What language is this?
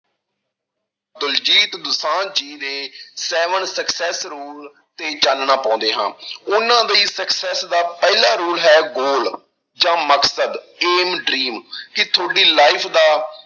Punjabi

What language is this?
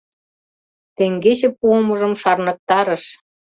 Mari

